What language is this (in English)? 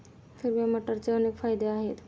Marathi